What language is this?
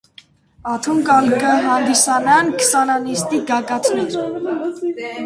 Armenian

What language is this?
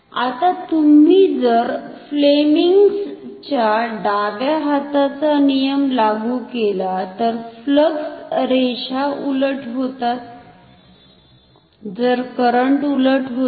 Marathi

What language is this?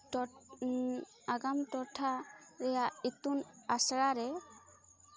Santali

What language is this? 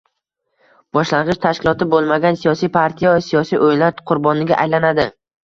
Uzbek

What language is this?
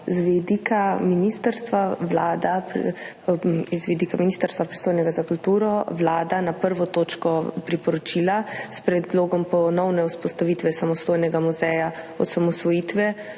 Slovenian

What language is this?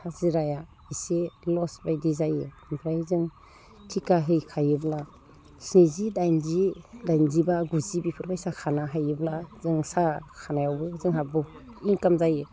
Bodo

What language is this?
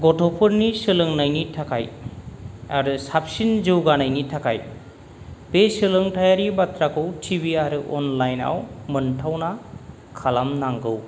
Bodo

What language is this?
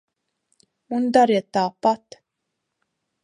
Latvian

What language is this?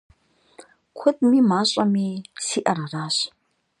Kabardian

